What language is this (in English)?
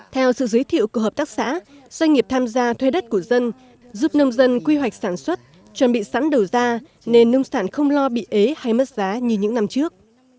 Vietnamese